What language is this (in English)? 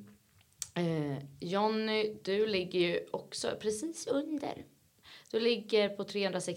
Swedish